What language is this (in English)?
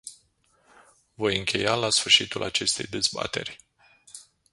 Romanian